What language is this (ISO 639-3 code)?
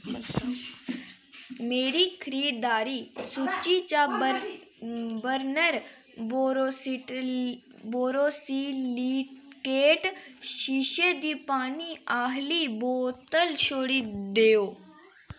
doi